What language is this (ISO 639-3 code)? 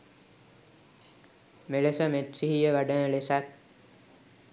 sin